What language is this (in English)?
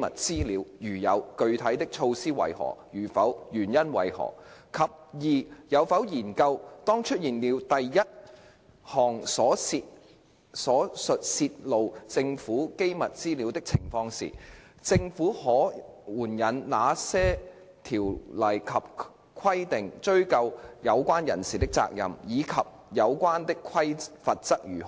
Cantonese